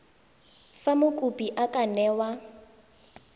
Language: Tswana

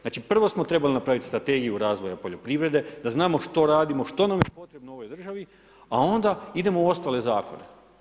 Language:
Croatian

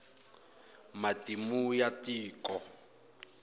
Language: Tsonga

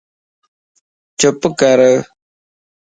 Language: Lasi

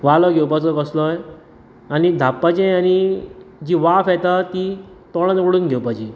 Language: Konkani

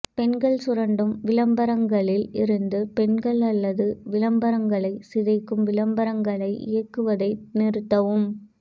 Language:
Tamil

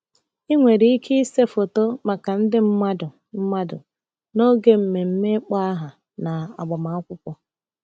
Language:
Igbo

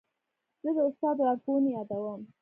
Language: Pashto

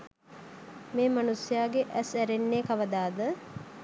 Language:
Sinhala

